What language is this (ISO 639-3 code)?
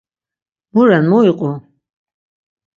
lzz